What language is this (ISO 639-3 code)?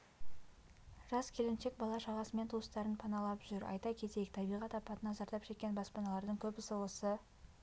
kaz